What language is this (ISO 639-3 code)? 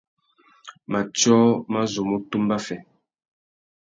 bag